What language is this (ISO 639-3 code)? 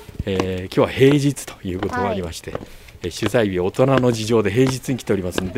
jpn